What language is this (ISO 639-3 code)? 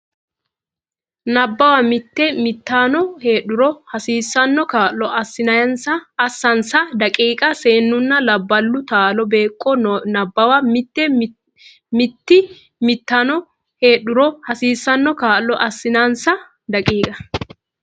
sid